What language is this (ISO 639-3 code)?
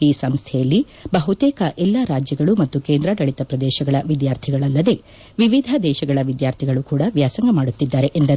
kan